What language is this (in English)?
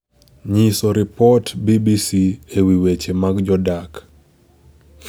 Luo (Kenya and Tanzania)